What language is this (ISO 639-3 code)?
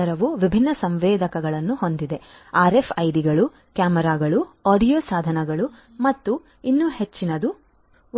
kan